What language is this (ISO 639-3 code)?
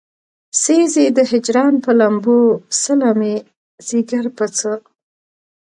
pus